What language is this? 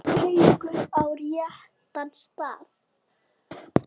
Icelandic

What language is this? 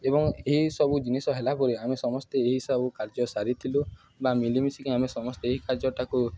Odia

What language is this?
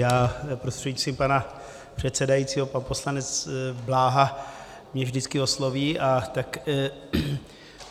Czech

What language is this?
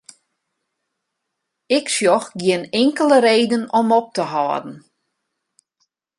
Western Frisian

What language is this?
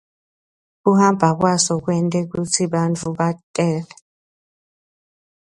Swati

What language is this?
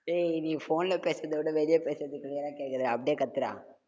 Tamil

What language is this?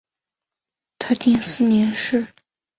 Chinese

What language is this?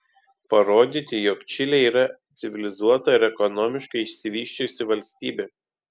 Lithuanian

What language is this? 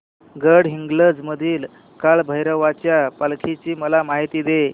Marathi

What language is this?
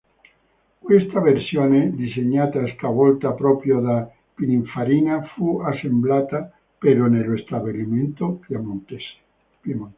Italian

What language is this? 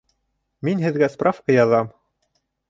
Bashkir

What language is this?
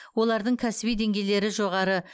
Kazakh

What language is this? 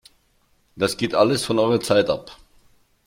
German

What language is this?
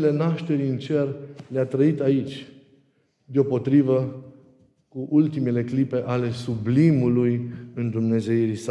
Romanian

